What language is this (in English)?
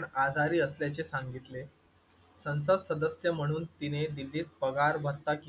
Marathi